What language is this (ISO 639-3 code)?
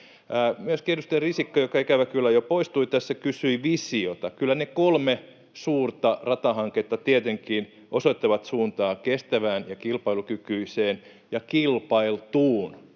fin